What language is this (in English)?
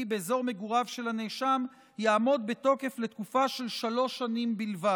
Hebrew